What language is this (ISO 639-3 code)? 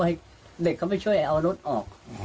tha